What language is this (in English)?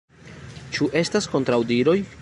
Esperanto